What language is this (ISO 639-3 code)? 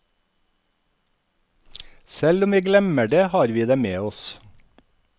nor